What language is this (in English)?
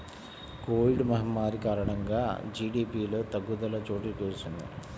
Telugu